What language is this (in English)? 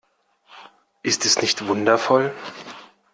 German